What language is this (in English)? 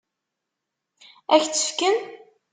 Kabyle